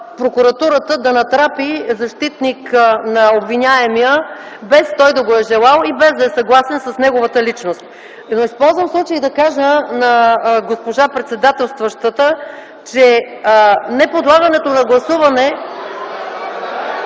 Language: Bulgarian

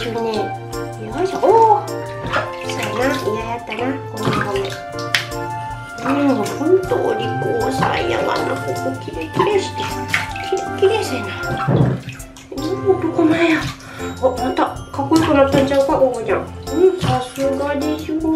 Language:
Japanese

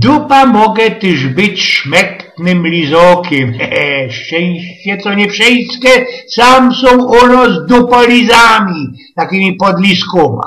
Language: Polish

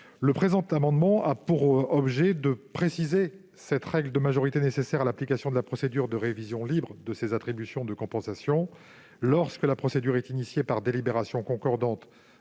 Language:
French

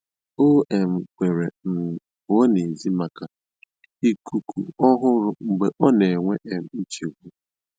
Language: Igbo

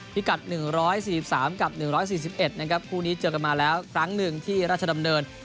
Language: Thai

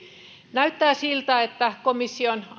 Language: Finnish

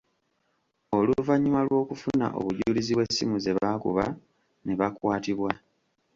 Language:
Ganda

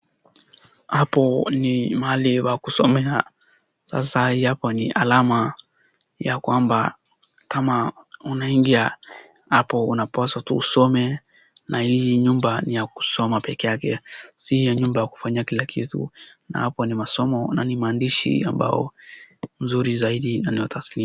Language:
Swahili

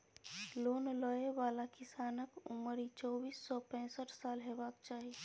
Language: Maithili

